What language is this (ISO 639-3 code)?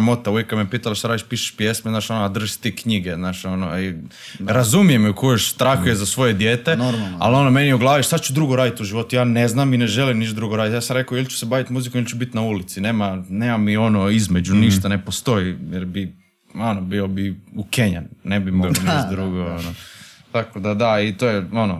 hrv